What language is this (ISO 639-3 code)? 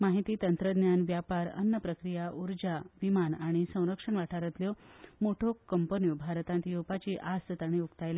kok